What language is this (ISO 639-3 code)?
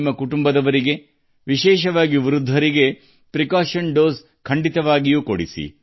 kan